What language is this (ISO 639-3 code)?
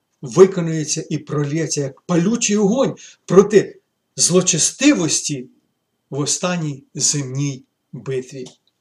ukr